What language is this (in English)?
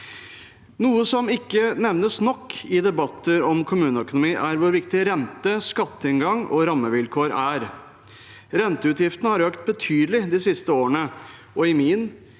Norwegian